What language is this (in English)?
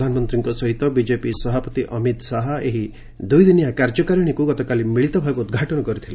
Odia